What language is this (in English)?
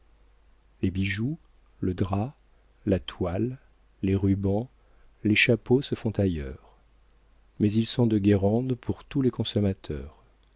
French